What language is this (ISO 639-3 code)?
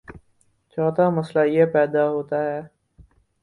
urd